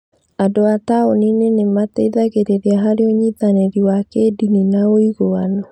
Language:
Kikuyu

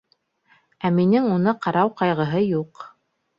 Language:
Bashkir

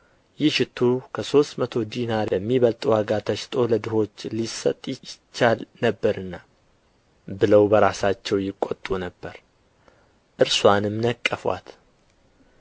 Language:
Amharic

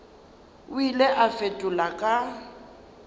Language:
Northern Sotho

